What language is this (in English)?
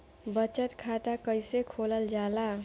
Bhojpuri